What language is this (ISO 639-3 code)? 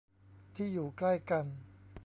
tha